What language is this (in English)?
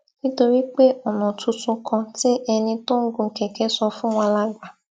Yoruba